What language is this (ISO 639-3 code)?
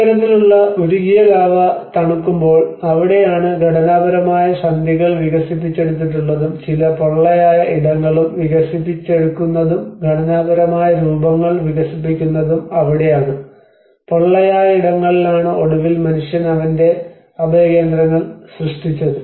mal